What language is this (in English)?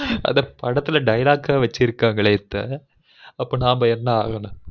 Tamil